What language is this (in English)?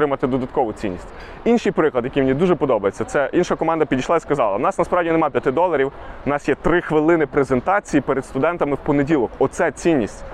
Ukrainian